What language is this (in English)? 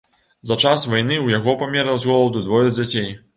Belarusian